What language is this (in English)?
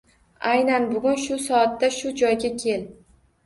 Uzbek